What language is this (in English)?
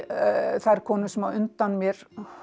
Icelandic